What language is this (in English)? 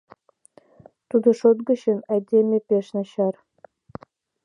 Mari